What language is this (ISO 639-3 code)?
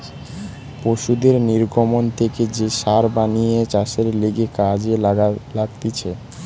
ben